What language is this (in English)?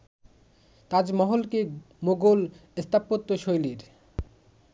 Bangla